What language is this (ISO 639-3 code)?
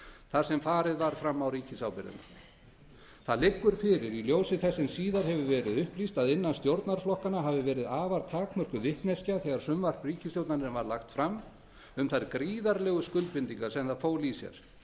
isl